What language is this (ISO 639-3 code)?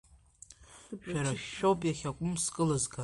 abk